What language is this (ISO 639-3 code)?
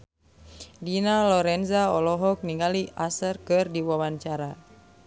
sun